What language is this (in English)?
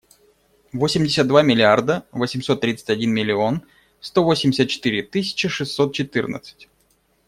Russian